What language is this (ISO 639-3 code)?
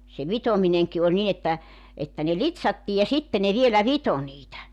fin